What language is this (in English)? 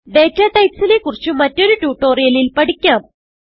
Malayalam